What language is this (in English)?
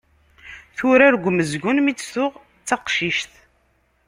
Kabyle